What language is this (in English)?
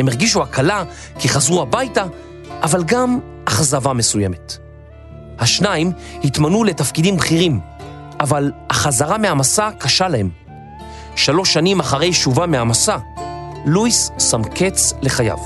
Hebrew